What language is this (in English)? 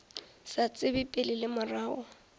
Northern Sotho